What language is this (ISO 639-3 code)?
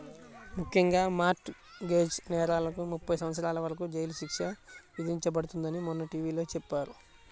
tel